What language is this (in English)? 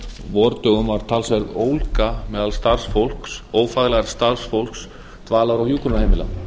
Icelandic